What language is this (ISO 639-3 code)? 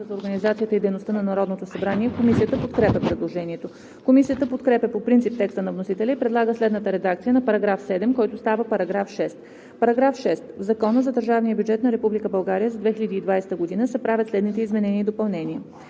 bul